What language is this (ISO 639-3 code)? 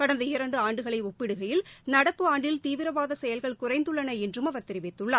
tam